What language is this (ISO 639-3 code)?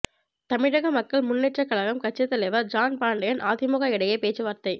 tam